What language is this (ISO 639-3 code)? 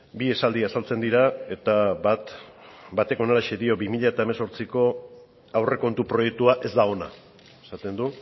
eus